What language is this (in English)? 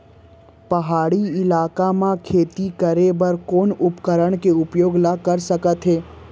Chhattisgarhi